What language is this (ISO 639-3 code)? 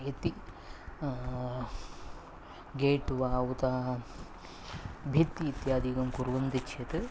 san